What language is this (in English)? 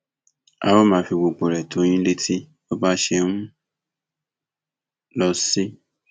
Yoruba